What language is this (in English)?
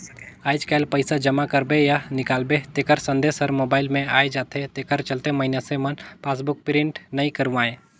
Chhattisgarhi